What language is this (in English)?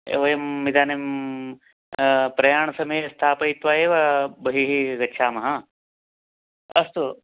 Sanskrit